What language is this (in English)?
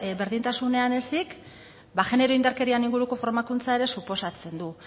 Basque